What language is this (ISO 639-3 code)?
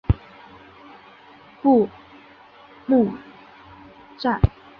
zho